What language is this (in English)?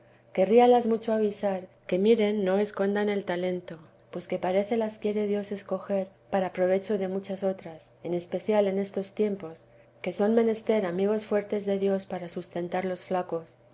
Spanish